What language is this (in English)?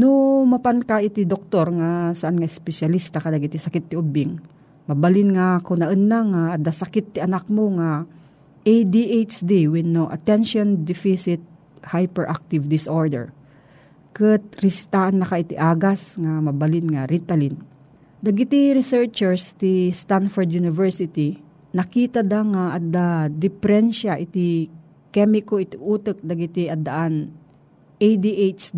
Filipino